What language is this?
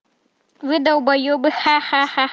Russian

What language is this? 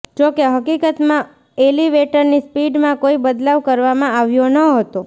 Gujarati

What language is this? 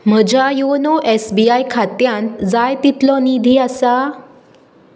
Konkani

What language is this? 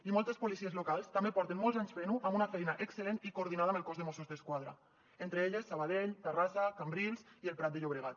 Catalan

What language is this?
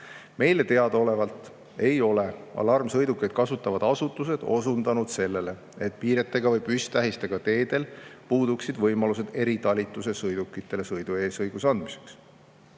Estonian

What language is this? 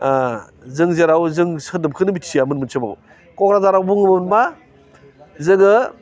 Bodo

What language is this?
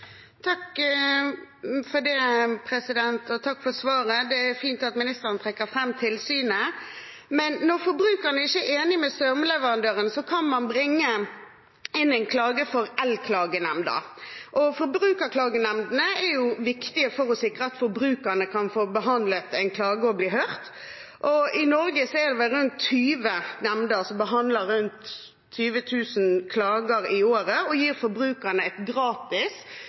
Norwegian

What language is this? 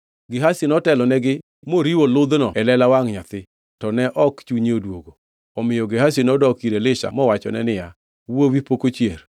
Luo (Kenya and Tanzania)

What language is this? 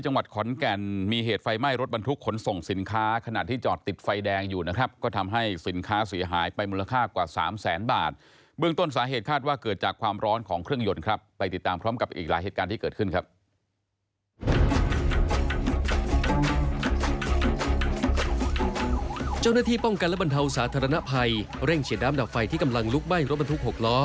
Thai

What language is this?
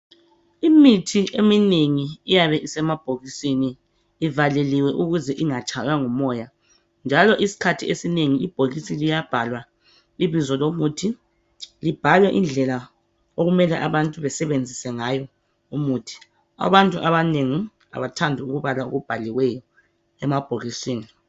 North Ndebele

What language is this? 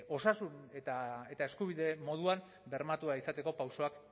Basque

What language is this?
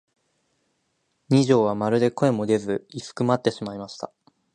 Japanese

